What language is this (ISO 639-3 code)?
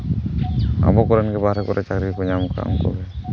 sat